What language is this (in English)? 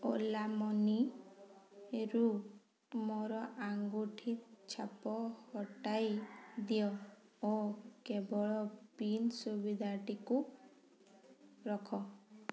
Odia